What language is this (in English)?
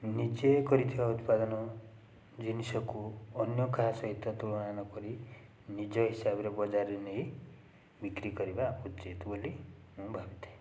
Odia